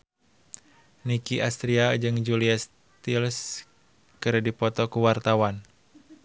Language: Sundanese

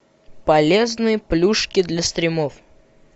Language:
Russian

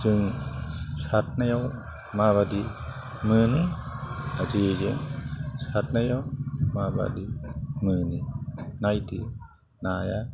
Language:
Bodo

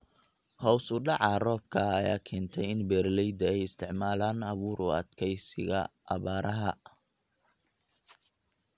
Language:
Somali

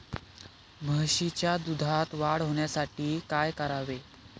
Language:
Marathi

